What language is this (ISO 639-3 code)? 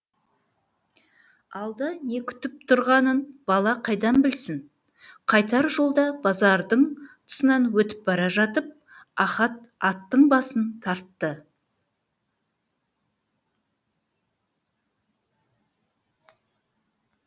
kaz